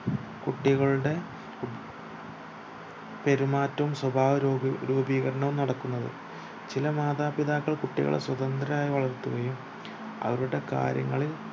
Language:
Malayalam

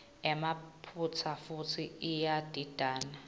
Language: Swati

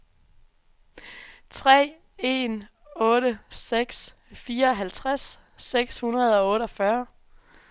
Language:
Danish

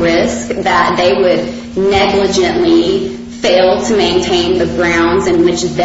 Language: English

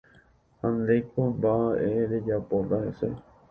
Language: Guarani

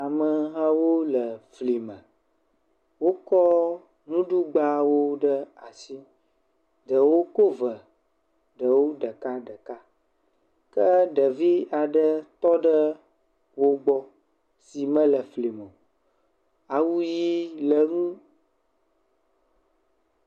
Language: Ewe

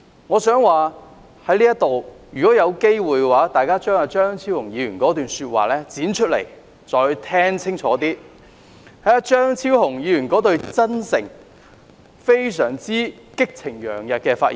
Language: Cantonese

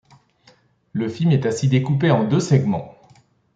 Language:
French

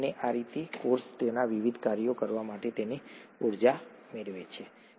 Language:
Gujarati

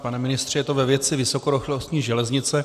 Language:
Czech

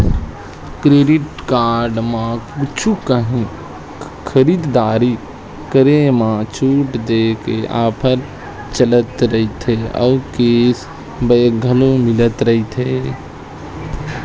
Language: Chhattisgarhi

